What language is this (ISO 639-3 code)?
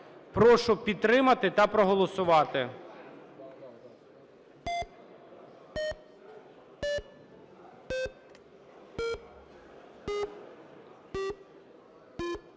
ukr